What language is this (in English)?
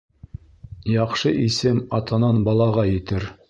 Bashkir